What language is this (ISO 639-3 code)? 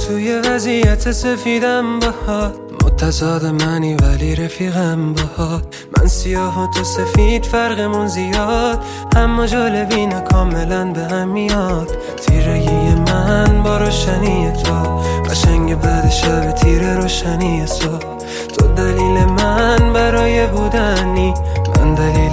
fas